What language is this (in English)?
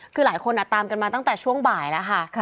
Thai